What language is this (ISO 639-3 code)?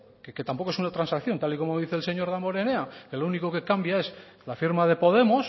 spa